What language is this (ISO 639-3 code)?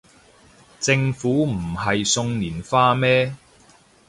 yue